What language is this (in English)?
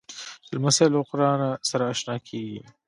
Pashto